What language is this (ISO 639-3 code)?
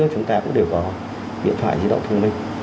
vie